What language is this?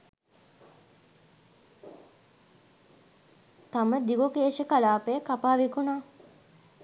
Sinhala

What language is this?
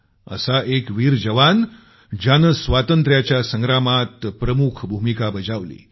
Marathi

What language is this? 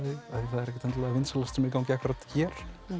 Icelandic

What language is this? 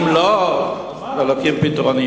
Hebrew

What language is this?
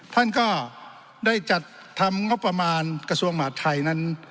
Thai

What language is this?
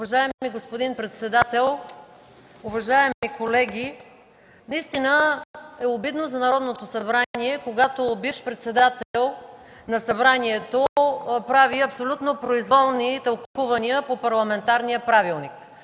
Bulgarian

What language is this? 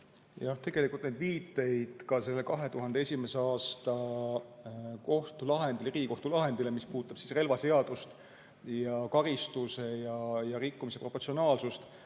Estonian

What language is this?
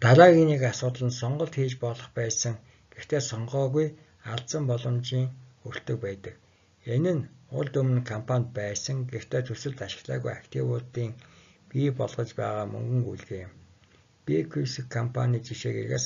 Turkish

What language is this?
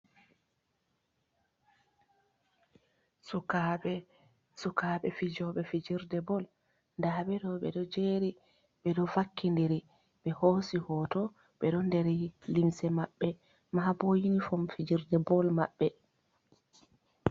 Fula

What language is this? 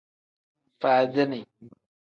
Tem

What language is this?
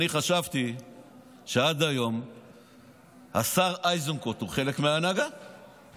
Hebrew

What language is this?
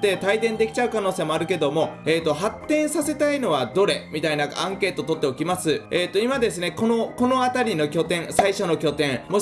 Japanese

